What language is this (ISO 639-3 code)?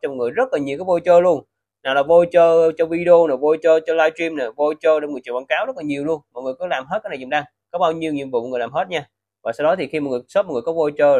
vie